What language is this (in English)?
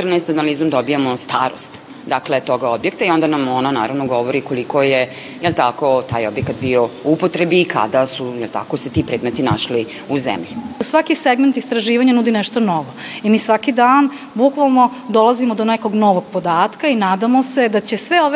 Croatian